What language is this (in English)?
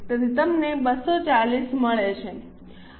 Gujarati